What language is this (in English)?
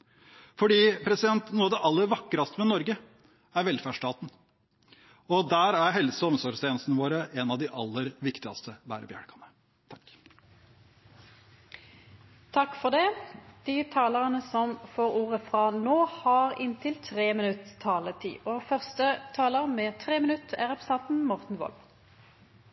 Norwegian